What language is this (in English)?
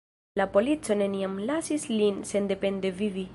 Esperanto